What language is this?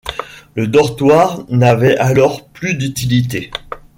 French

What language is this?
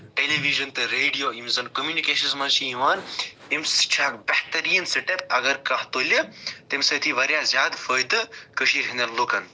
Kashmiri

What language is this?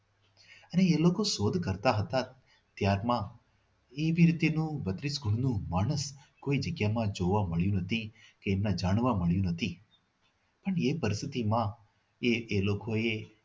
Gujarati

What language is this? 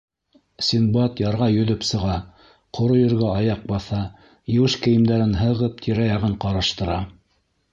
Bashkir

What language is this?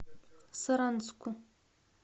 Russian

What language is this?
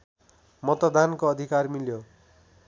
Nepali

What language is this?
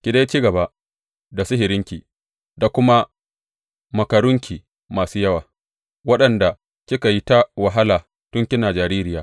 Hausa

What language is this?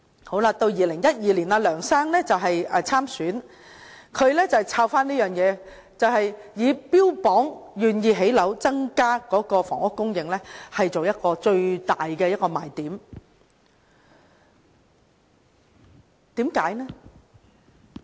Cantonese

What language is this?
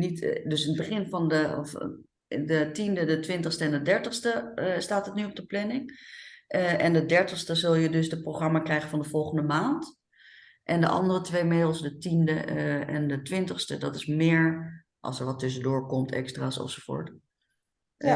Dutch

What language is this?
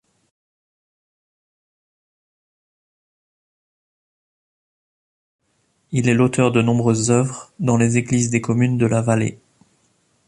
French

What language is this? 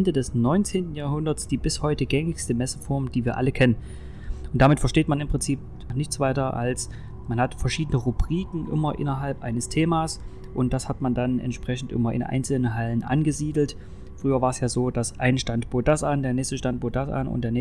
German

